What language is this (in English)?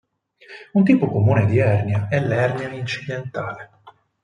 Italian